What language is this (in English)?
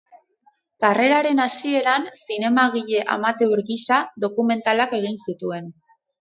Basque